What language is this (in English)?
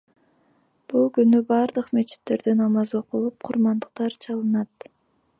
Kyrgyz